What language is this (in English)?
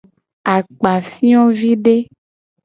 Gen